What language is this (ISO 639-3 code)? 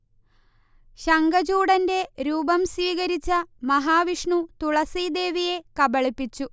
mal